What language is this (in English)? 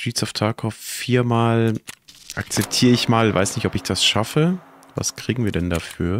German